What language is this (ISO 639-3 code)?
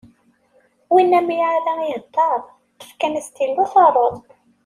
kab